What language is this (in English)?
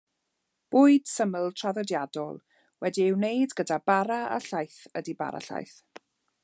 Welsh